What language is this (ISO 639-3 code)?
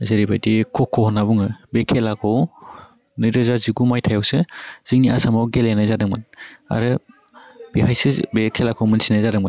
brx